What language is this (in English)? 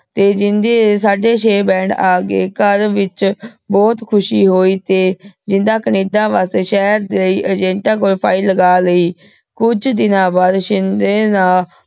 Punjabi